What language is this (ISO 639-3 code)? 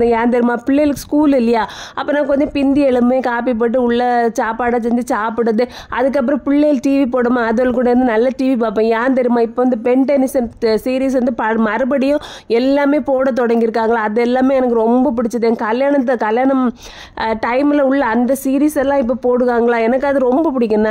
tam